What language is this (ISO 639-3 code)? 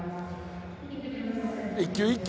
jpn